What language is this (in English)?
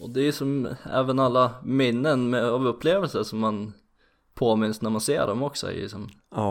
Swedish